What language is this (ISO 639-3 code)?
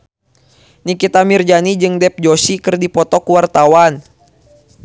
sun